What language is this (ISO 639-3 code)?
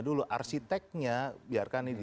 ind